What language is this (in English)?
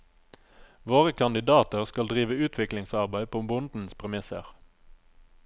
Norwegian